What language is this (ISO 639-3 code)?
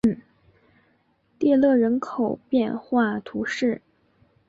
zho